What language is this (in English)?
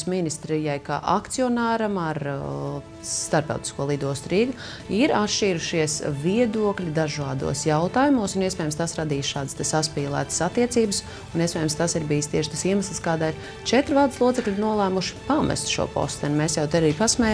Latvian